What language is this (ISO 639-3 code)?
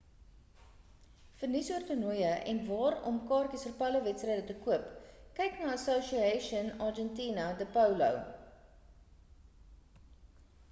afr